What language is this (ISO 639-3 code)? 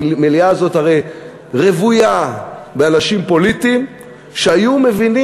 heb